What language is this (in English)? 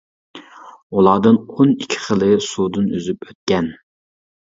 Uyghur